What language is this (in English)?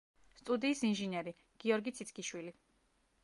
Georgian